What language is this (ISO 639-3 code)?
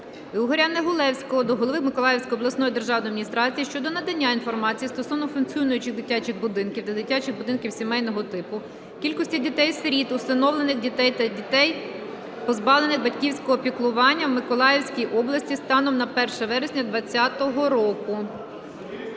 ukr